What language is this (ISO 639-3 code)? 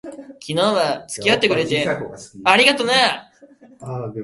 jpn